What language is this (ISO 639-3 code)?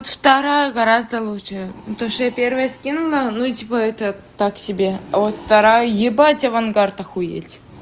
rus